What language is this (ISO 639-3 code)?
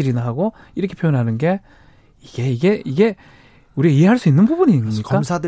kor